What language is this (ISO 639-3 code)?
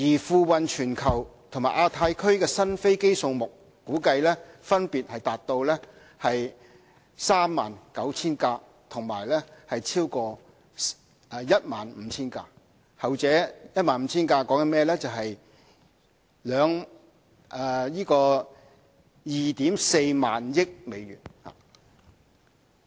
yue